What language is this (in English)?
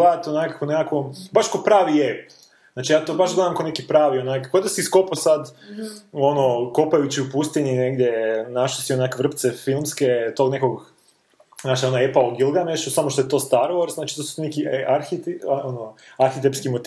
Croatian